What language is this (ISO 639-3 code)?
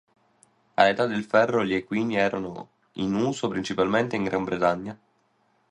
ita